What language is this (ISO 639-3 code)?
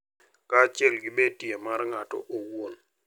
luo